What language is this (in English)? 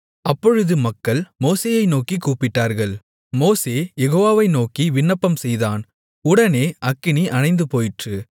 Tamil